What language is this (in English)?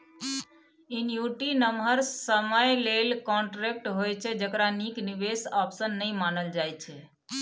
Maithili